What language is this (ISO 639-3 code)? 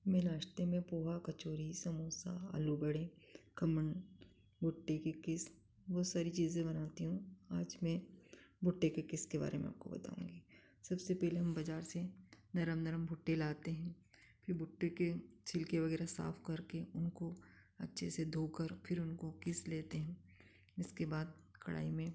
hin